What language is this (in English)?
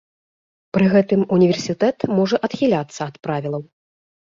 Belarusian